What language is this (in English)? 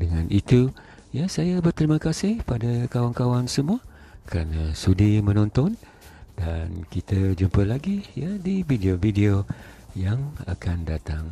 Malay